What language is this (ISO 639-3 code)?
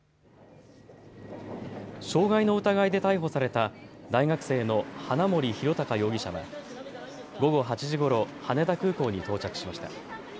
jpn